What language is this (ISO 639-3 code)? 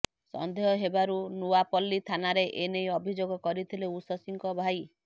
ori